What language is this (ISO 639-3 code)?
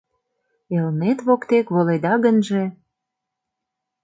chm